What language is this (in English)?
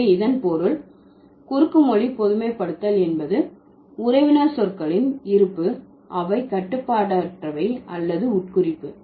Tamil